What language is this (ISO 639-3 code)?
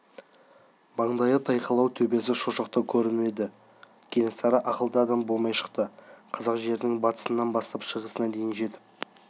kaz